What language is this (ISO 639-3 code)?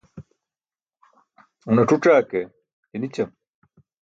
bsk